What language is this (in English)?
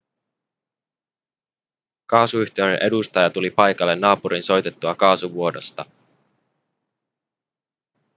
Finnish